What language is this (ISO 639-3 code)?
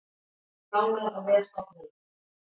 isl